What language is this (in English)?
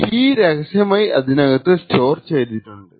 Malayalam